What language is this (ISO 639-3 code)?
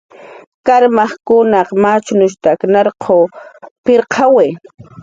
jqr